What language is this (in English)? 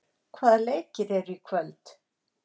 Icelandic